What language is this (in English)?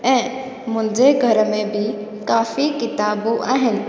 Sindhi